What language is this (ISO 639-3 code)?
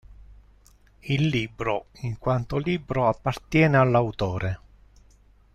ita